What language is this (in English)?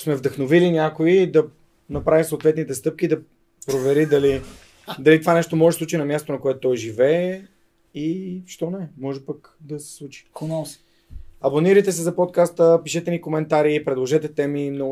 Bulgarian